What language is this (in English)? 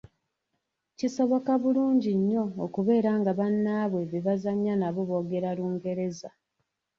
Ganda